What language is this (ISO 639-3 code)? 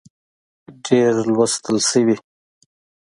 pus